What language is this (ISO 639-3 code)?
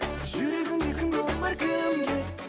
kaz